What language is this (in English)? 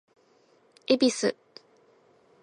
Japanese